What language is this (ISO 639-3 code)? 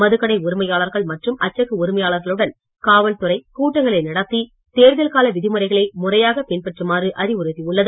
tam